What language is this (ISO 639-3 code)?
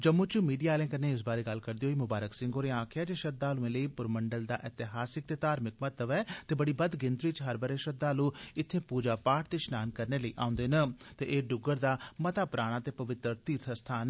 doi